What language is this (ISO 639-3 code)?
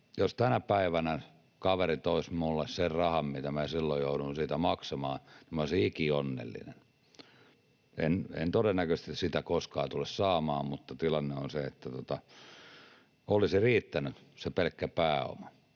fin